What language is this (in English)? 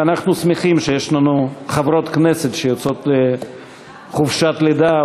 Hebrew